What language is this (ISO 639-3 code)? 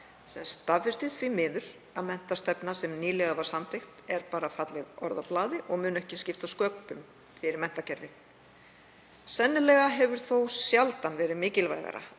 isl